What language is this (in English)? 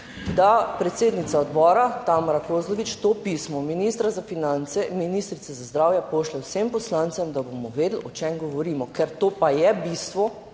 Slovenian